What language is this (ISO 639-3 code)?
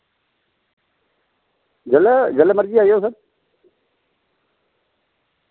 doi